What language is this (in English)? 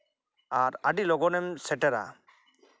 Santali